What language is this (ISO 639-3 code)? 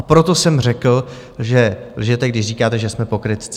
ces